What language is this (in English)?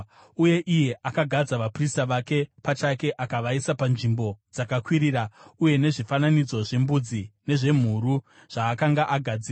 Shona